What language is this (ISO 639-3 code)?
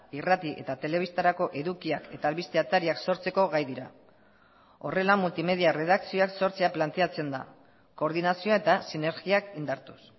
eus